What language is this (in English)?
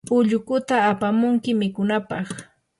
Yanahuanca Pasco Quechua